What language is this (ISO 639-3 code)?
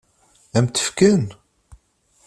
kab